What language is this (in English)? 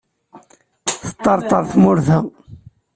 Kabyle